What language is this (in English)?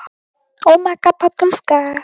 Icelandic